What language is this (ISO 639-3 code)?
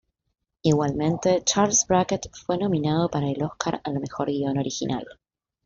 spa